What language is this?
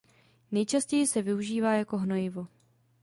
Czech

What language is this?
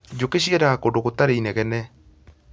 Kikuyu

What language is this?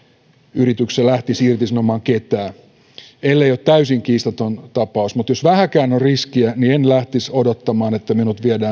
Finnish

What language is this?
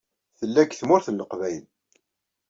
Kabyle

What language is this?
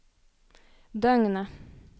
Norwegian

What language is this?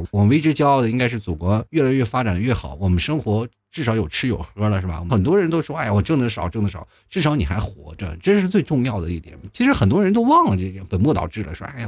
Chinese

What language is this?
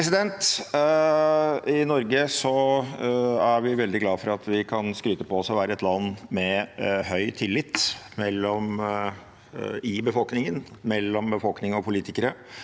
Norwegian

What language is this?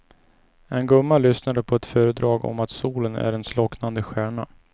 Swedish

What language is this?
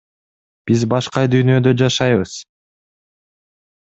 Kyrgyz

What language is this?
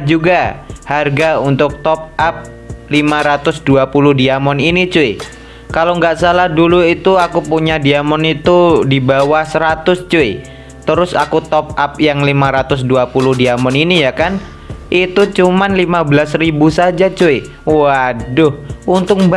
Indonesian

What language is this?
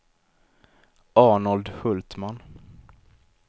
Swedish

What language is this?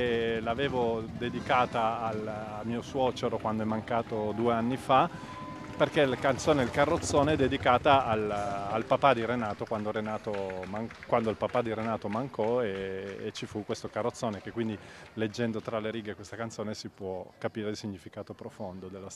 Italian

